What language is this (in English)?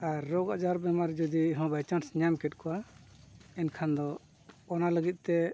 Santali